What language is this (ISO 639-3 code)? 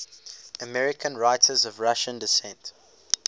eng